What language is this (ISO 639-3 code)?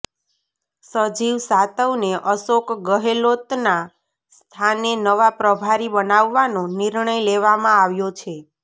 guj